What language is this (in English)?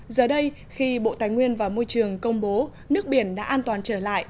Vietnamese